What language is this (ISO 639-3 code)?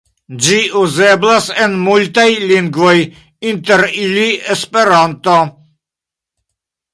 epo